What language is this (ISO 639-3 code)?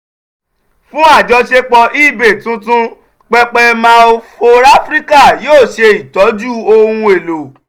yor